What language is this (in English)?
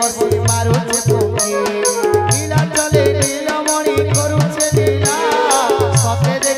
Romanian